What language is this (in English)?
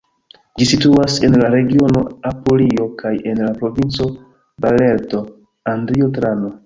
Esperanto